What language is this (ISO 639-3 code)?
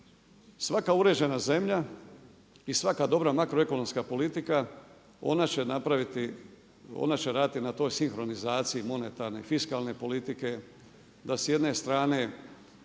hrv